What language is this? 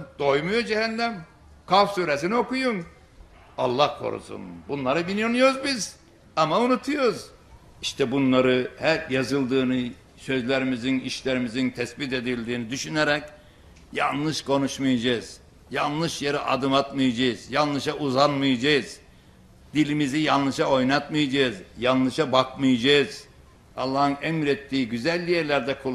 Turkish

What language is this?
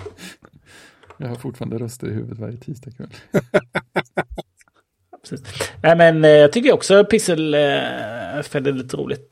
Swedish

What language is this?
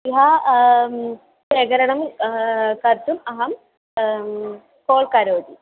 Sanskrit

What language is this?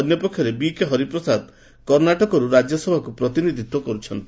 Odia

